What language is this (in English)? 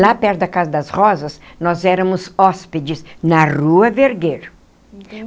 Portuguese